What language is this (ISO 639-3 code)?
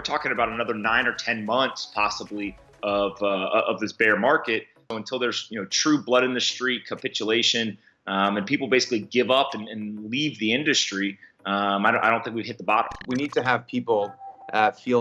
eng